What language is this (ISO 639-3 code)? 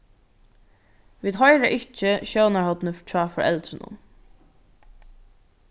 fao